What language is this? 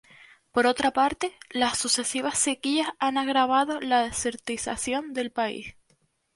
Spanish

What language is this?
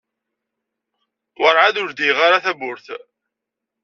Kabyle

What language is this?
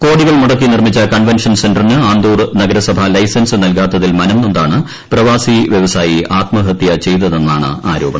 Malayalam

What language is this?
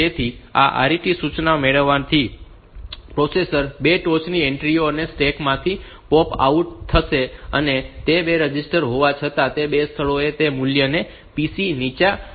Gujarati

